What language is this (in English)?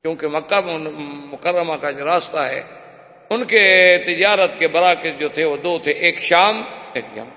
Urdu